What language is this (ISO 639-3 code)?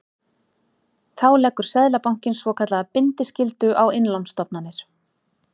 isl